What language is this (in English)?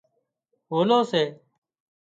Wadiyara Koli